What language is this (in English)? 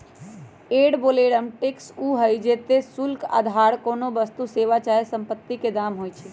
Magahi